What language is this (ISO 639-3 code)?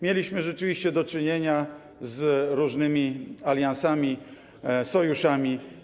pol